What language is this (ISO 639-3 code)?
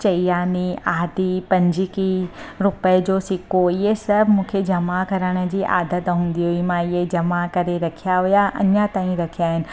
snd